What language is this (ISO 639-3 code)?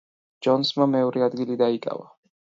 kat